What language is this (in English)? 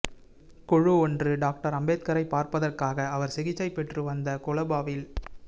Tamil